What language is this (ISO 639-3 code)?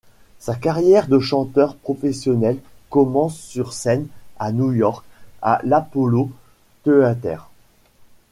fra